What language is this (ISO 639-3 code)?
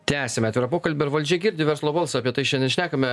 lit